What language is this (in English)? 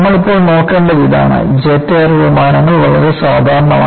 Malayalam